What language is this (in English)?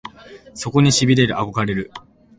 Japanese